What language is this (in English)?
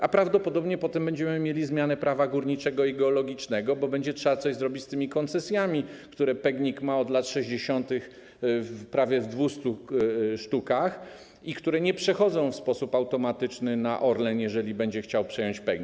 Polish